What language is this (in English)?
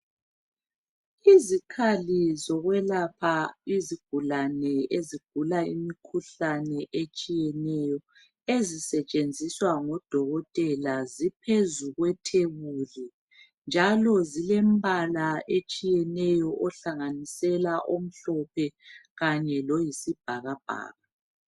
North Ndebele